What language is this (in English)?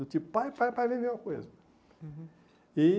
Portuguese